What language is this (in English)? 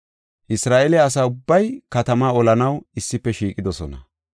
Gofa